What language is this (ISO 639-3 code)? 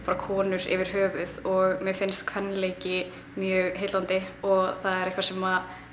isl